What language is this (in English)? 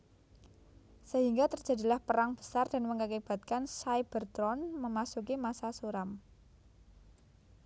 Javanese